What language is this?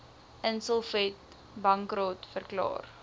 Afrikaans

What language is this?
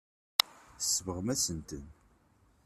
Kabyle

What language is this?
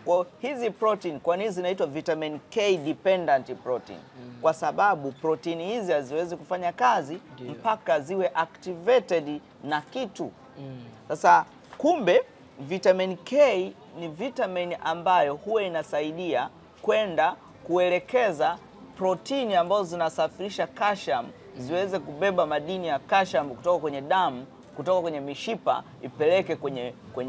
Swahili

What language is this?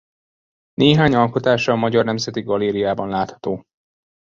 Hungarian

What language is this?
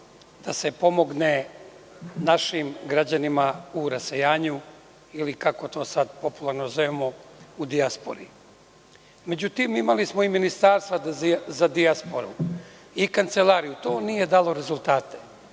Serbian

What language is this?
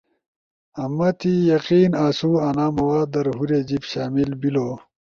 Ushojo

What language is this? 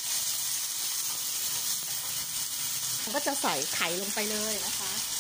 Thai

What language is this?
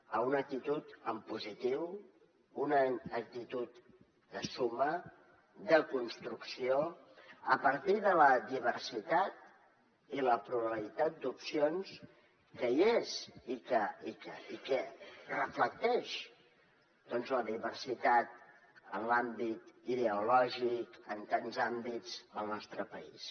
Catalan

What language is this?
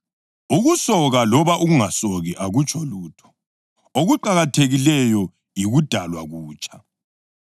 North Ndebele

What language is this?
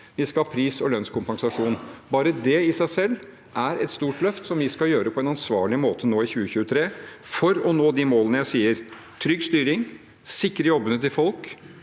Norwegian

